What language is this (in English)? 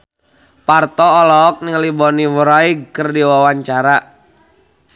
Sundanese